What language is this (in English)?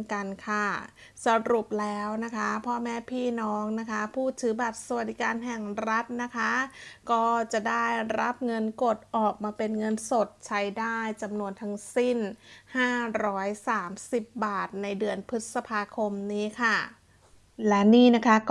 Thai